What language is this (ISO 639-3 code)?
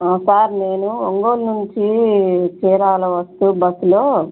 tel